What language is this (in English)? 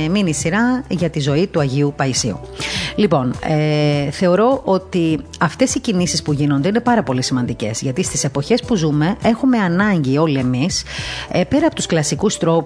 Greek